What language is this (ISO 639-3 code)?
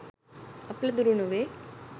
sin